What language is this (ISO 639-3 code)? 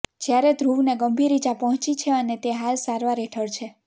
guj